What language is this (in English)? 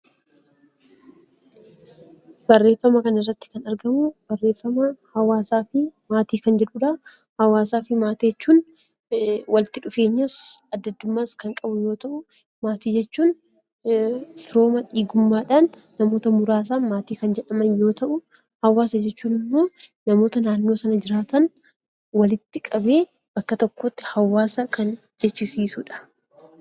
Oromo